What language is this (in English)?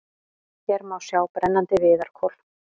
Icelandic